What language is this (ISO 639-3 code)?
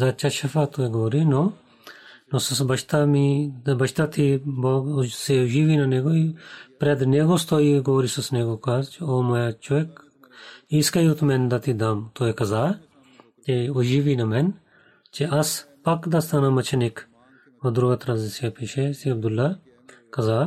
bul